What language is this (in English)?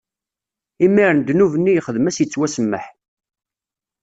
Kabyle